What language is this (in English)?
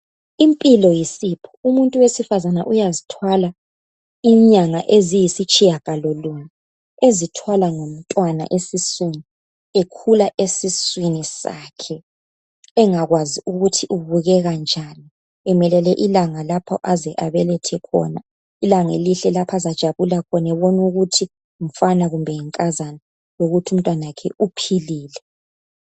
North Ndebele